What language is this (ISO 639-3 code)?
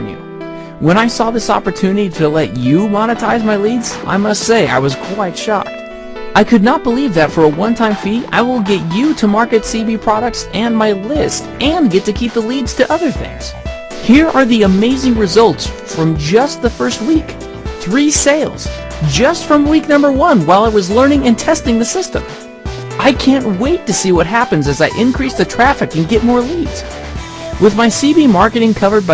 eng